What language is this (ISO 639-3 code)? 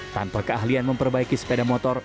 ind